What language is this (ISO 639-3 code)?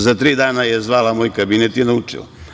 srp